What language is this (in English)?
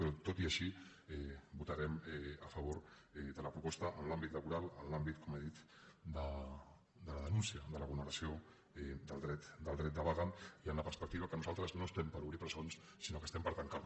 Catalan